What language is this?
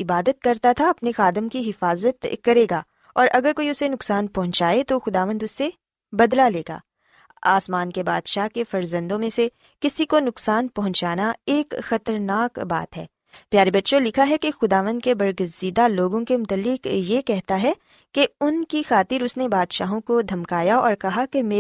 Urdu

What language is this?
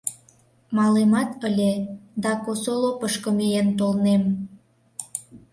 Mari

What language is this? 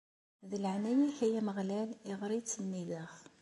Kabyle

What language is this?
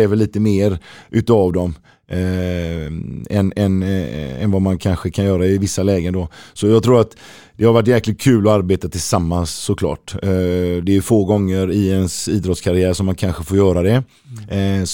Swedish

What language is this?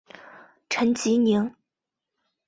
Chinese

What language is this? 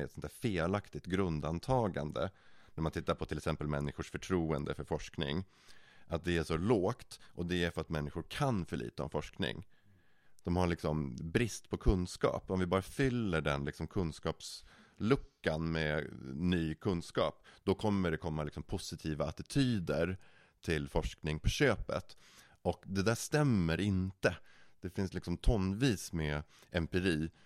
Swedish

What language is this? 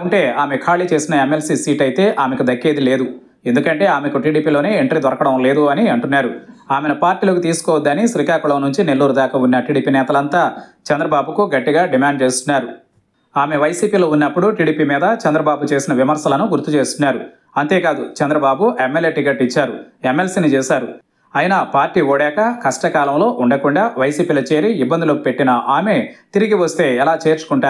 Telugu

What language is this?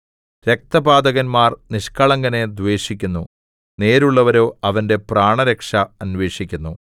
Malayalam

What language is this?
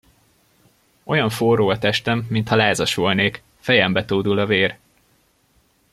Hungarian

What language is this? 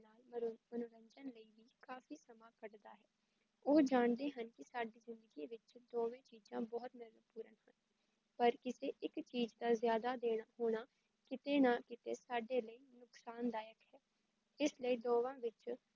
Punjabi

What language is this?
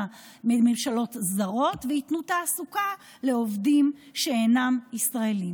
Hebrew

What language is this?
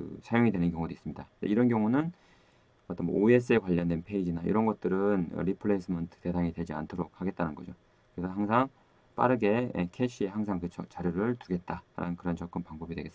Korean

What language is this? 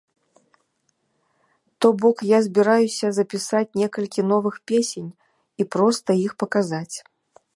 Belarusian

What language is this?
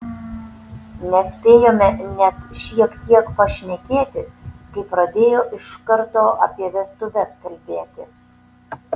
Lithuanian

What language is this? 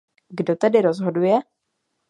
Czech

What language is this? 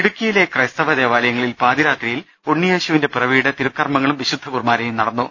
Malayalam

